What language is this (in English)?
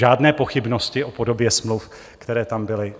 Czech